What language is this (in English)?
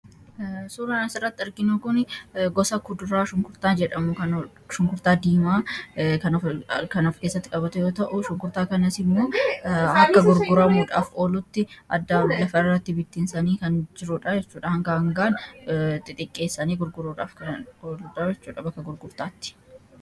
Oromo